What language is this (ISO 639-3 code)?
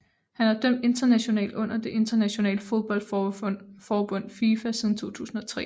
dan